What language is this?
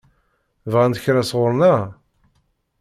Kabyle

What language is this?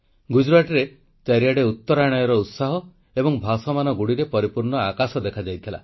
Odia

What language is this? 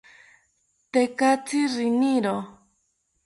South Ucayali Ashéninka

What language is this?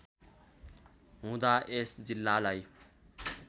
Nepali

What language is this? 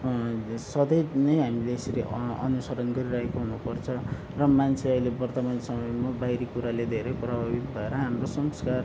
Nepali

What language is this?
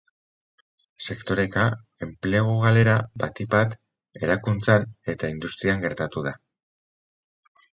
Basque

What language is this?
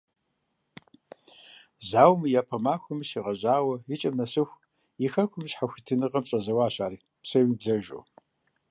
Kabardian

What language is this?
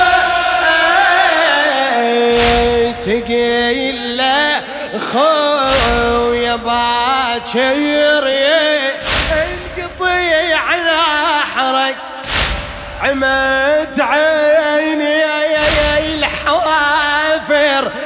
Arabic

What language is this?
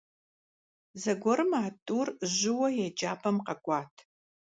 Kabardian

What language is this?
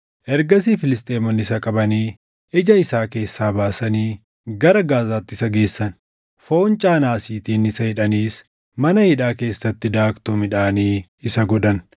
Oromo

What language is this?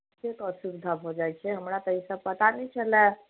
Maithili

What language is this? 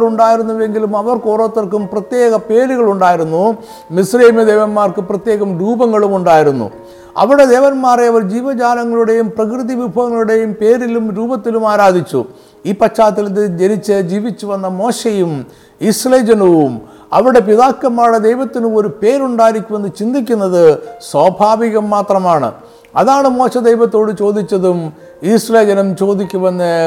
Malayalam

